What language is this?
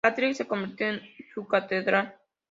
Spanish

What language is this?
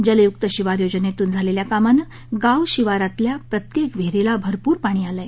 Marathi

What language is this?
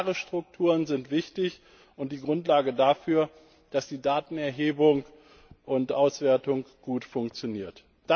German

